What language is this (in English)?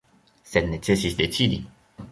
Esperanto